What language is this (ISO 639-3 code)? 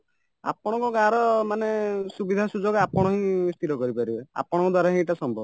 ori